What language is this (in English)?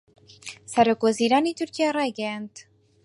Central Kurdish